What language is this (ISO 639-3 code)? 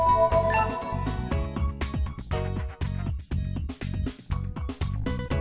vie